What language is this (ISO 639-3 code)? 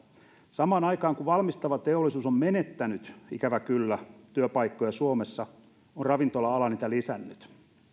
fin